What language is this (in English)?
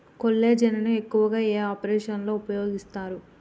Telugu